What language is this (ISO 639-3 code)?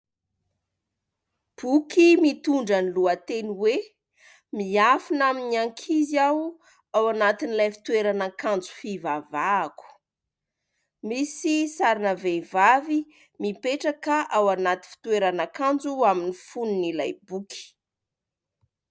mlg